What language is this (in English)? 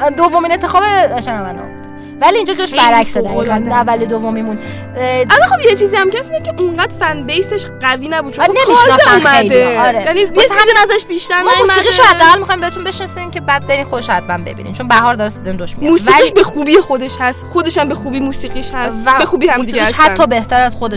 Persian